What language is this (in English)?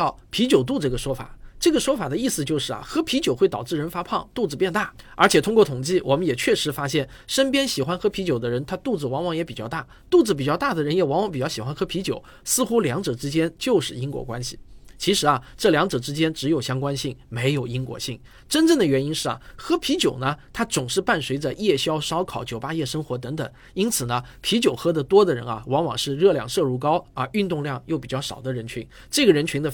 Chinese